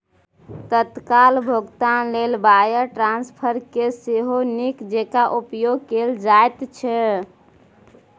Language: Maithili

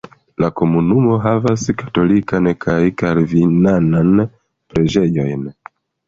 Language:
Esperanto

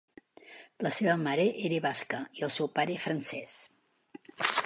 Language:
Catalan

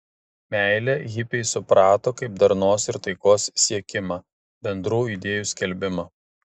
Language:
Lithuanian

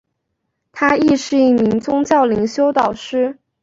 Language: Chinese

